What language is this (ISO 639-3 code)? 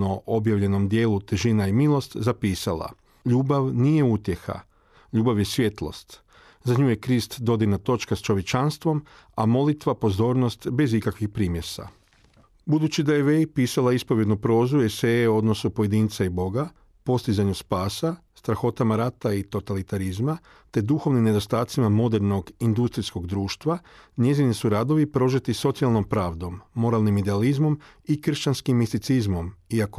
hrv